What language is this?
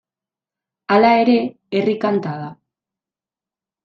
Basque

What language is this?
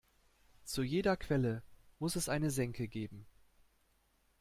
German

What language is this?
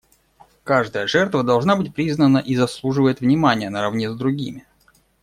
Russian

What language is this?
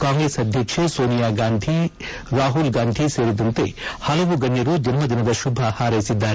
Kannada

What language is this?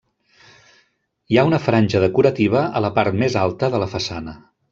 Catalan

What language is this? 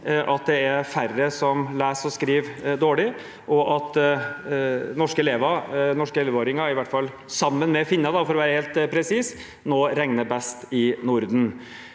Norwegian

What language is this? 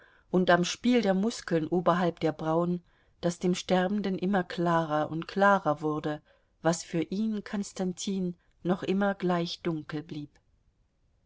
German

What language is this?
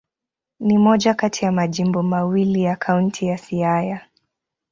Swahili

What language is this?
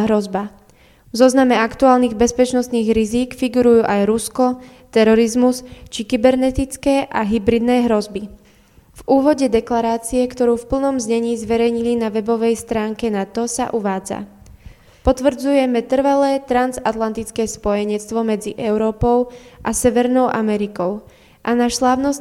Slovak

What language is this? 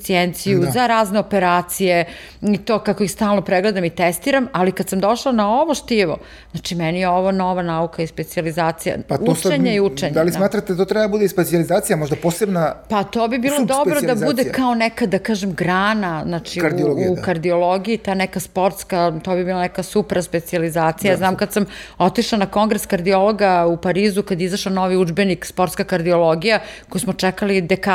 Croatian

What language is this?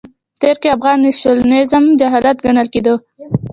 Pashto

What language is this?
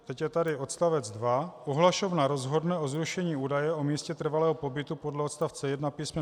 Czech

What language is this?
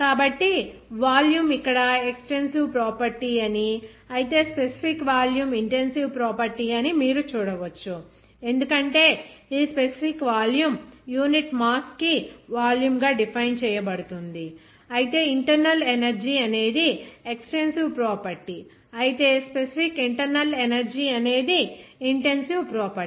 Telugu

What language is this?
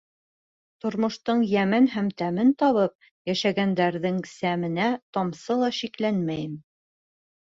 Bashkir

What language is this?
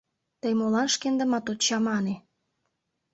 Mari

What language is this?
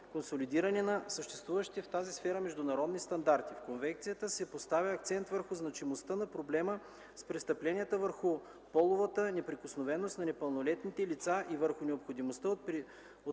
Bulgarian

